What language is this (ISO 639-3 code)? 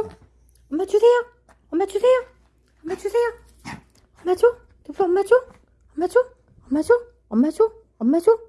kor